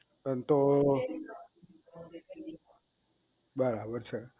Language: Gujarati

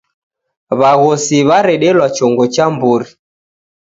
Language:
Taita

